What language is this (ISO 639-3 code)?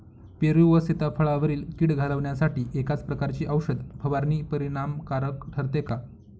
mar